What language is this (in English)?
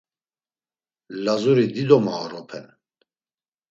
Laz